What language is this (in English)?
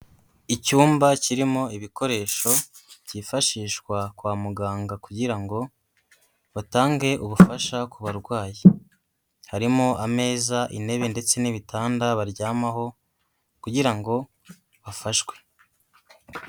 Kinyarwanda